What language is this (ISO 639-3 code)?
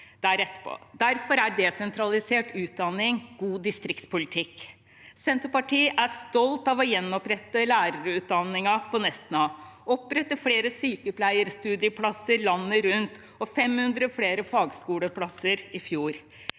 nor